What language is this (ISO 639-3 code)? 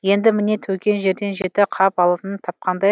kaz